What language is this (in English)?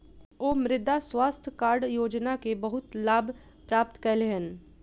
Maithili